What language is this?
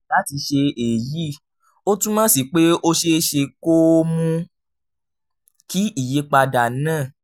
Yoruba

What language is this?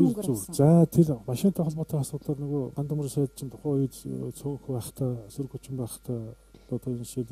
Russian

